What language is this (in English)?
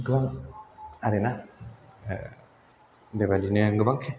Bodo